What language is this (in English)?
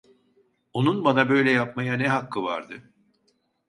Turkish